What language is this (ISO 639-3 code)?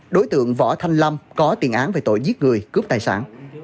vie